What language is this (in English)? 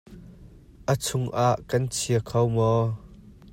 Hakha Chin